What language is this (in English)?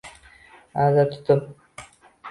Uzbek